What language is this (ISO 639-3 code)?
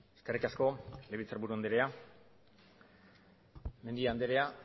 eus